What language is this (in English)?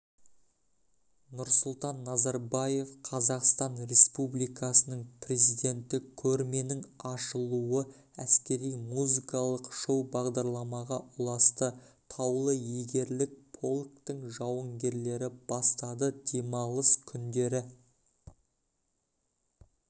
Kazakh